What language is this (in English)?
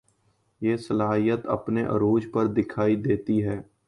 Urdu